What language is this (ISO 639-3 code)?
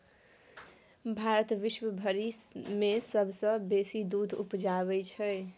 mai